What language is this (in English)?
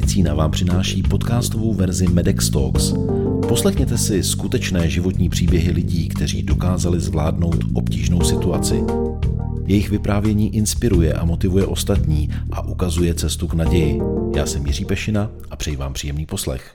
Czech